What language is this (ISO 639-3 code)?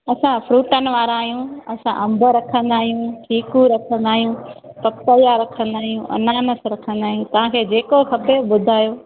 snd